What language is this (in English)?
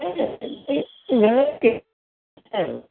Assamese